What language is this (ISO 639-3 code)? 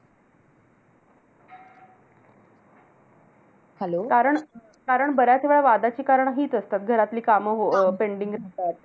mar